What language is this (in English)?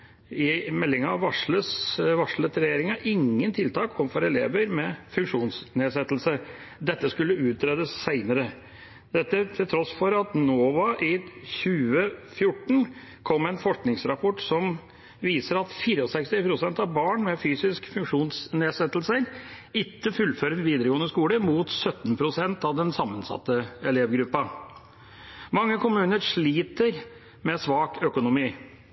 Norwegian Bokmål